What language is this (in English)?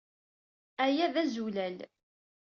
Kabyle